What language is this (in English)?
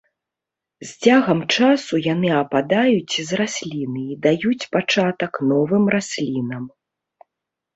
Belarusian